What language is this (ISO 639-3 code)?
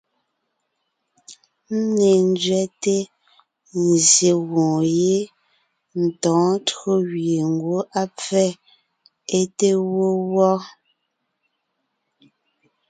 nnh